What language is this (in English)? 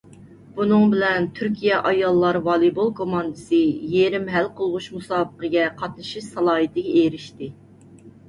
Uyghur